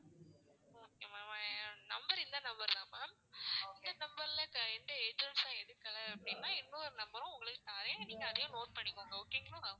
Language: Tamil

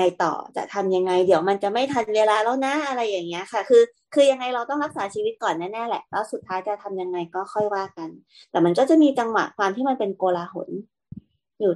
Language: Thai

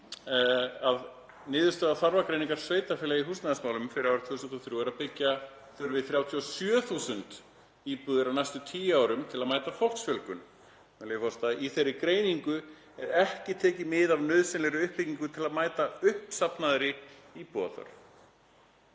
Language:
Icelandic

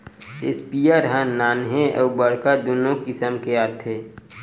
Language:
Chhattisgarhi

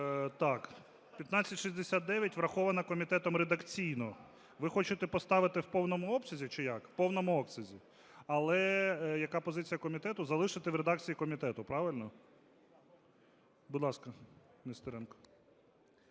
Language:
Ukrainian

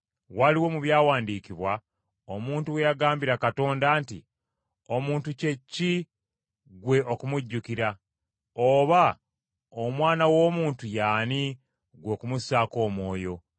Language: Ganda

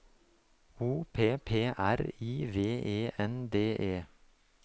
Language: Norwegian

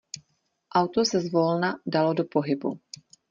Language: Czech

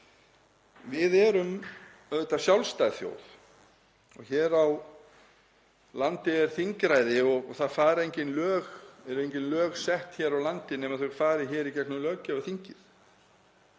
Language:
Icelandic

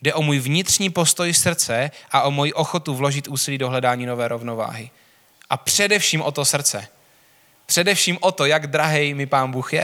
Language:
Czech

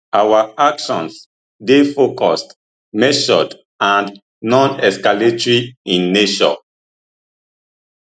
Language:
Nigerian Pidgin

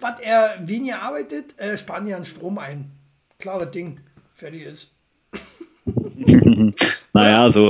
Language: German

